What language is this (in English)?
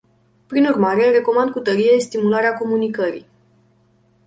Romanian